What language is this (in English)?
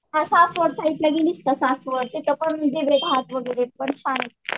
Marathi